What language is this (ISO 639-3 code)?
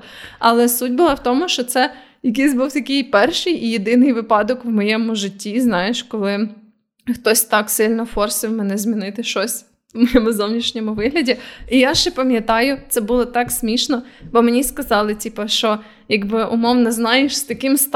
ukr